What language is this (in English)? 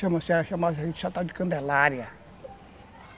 Portuguese